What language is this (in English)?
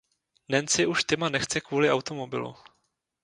Czech